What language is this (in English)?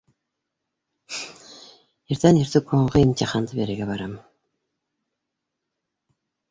Bashkir